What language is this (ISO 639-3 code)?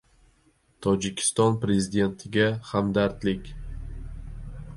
uzb